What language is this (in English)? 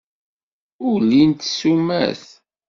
Kabyle